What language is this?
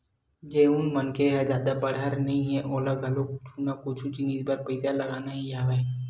Chhattisgarhi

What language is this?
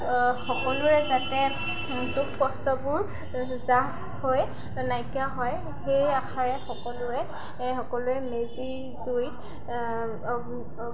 Assamese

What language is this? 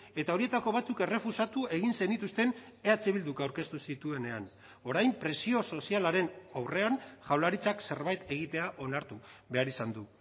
Basque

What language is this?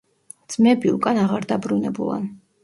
Georgian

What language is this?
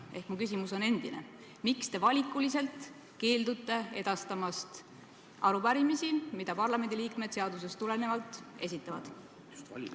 Estonian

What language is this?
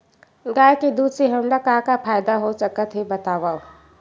Chhattisgarhi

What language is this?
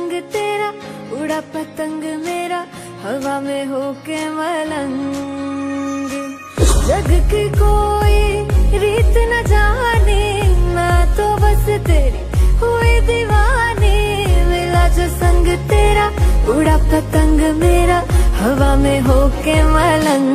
Romanian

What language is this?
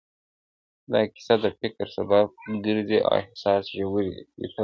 Pashto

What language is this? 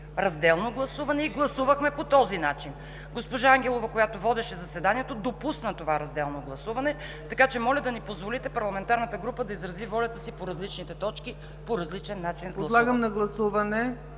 Bulgarian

